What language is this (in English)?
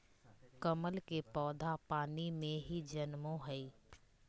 Magahi